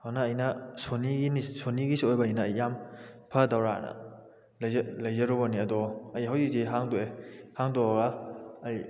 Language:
Manipuri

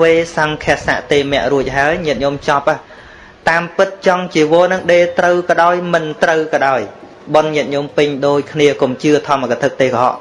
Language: Vietnamese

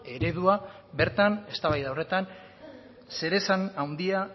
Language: Basque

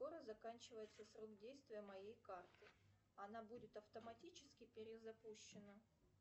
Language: Russian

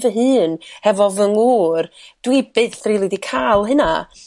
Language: Welsh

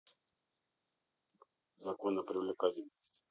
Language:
Russian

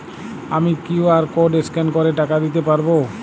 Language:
Bangla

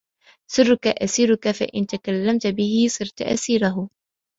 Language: Arabic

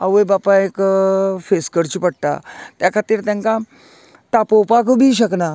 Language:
Konkani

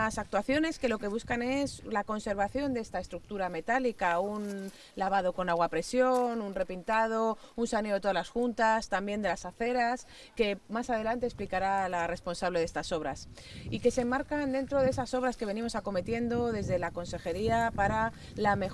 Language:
Spanish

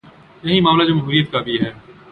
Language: Urdu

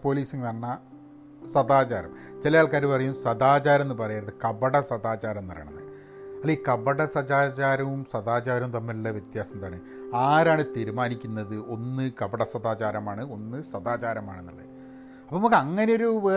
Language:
Malayalam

